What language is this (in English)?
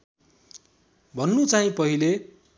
Nepali